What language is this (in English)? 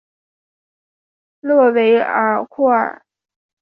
Chinese